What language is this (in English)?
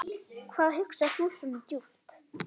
Icelandic